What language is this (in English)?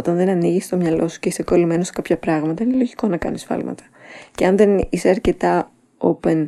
Greek